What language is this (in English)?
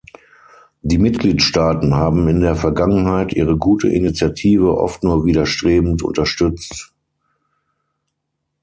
German